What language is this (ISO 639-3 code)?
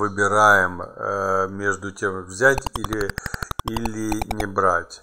rus